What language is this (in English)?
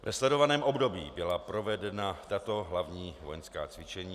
Czech